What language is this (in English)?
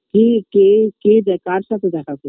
Bangla